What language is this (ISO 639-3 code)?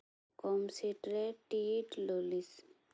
sat